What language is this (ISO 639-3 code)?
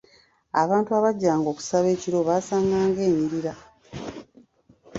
lug